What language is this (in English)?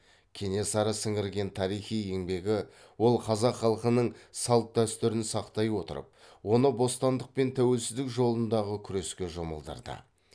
Kazakh